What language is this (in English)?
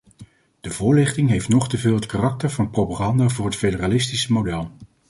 Dutch